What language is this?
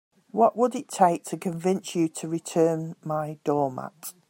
English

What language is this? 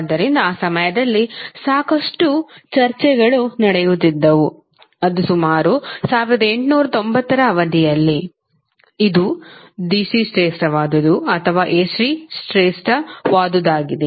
Kannada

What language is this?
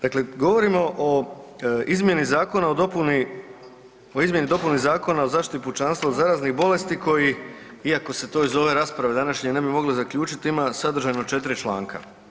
Croatian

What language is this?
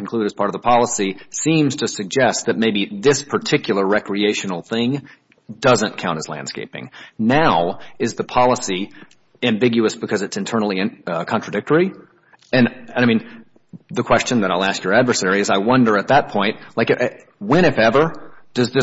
English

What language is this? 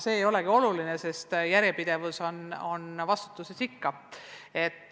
Estonian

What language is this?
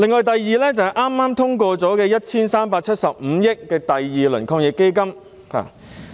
Cantonese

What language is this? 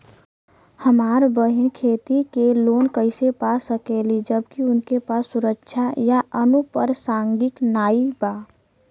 Bhojpuri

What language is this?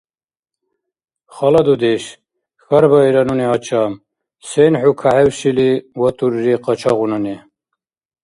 Dargwa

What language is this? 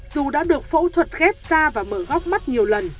Vietnamese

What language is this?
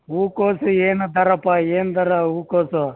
Kannada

